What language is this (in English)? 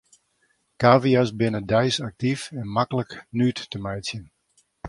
Western Frisian